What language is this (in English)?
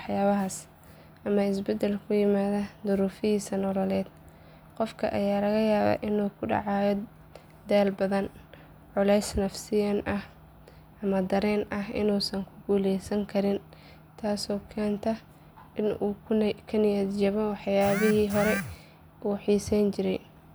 Somali